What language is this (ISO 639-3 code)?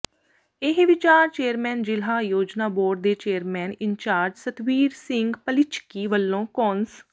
pan